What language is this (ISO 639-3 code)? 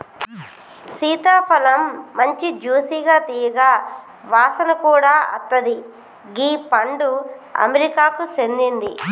tel